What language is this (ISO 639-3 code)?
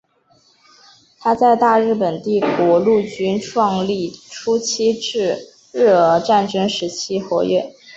zho